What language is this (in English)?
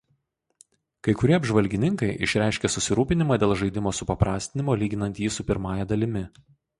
Lithuanian